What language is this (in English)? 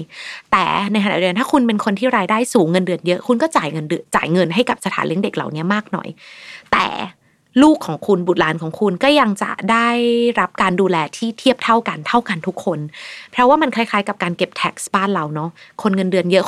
Thai